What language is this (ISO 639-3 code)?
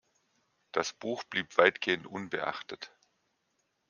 deu